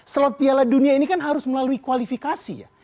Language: Indonesian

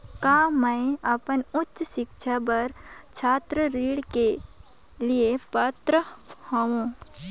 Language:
Chhattisgarhi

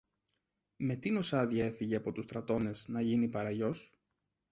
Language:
Greek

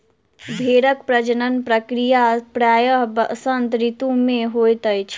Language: Maithili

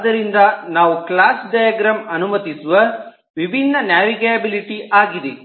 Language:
Kannada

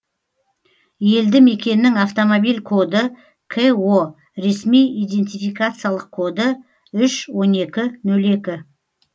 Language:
Kazakh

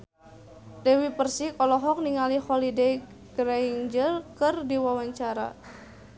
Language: Sundanese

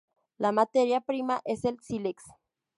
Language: Spanish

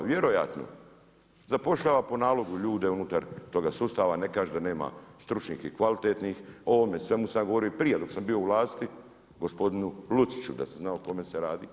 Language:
Croatian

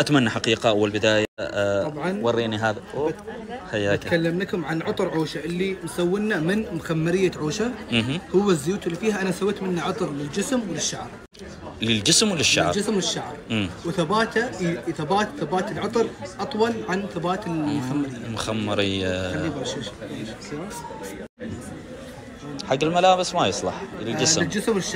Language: Arabic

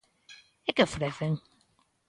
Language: Galician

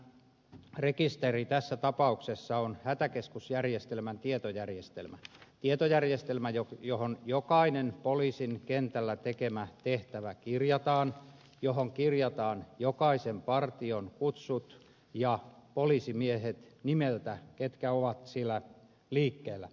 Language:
Finnish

